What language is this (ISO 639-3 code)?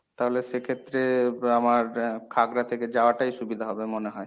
ben